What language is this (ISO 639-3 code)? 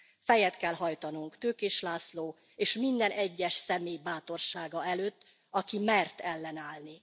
hun